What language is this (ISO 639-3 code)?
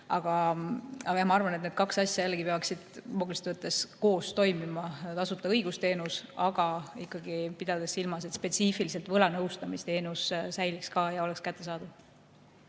est